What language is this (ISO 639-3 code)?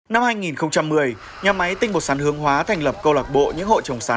vie